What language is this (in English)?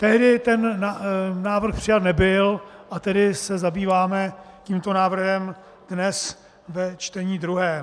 Czech